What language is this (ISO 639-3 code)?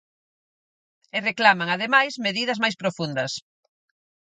glg